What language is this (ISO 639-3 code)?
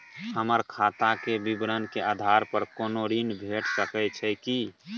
mai